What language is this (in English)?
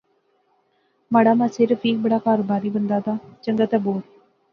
Pahari-Potwari